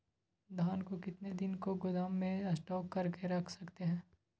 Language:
Magahi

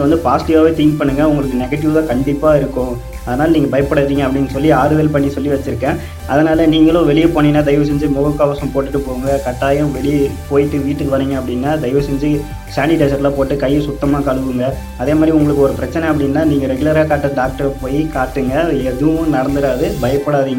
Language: Tamil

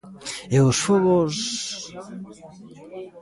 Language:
Galician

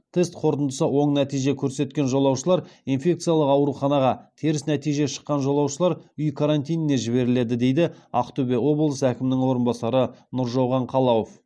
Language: Kazakh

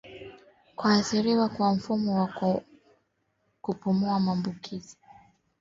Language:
Swahili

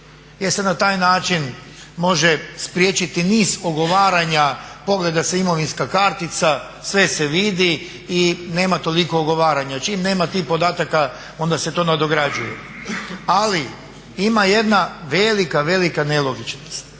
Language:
Croatian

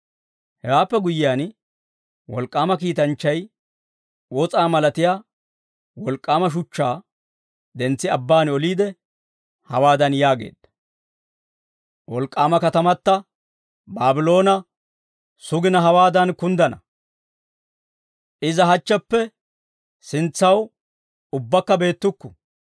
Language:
Dawro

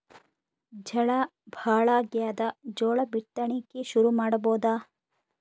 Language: Kannada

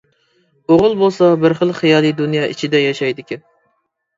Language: Uyghur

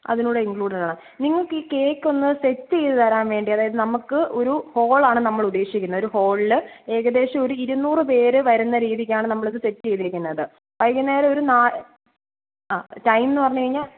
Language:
Malayalam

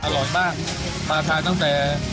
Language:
Thai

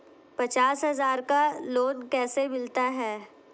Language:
Hindi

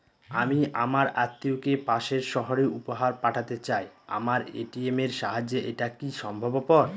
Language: Bangla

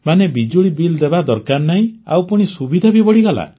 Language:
Odia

